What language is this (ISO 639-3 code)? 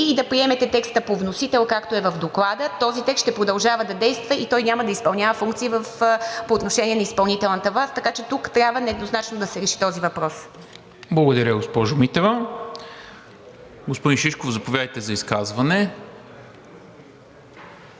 bul